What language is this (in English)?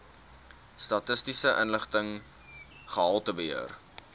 Afrikaans